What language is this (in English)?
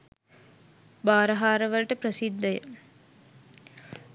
Sinhala